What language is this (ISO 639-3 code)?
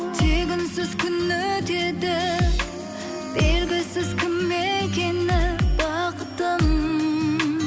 kaz